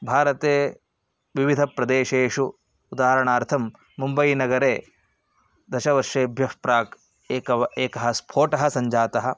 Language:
Sanskrit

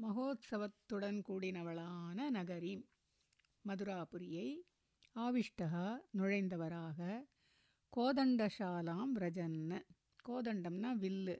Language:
Tamil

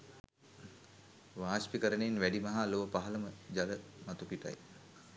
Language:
Sinhala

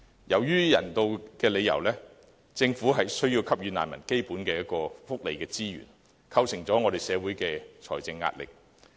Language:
Cantonese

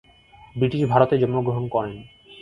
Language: Bangla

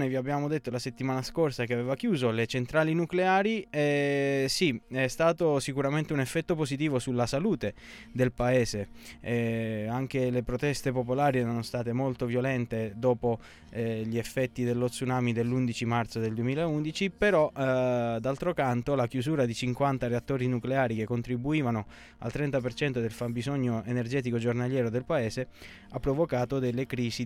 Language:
Italian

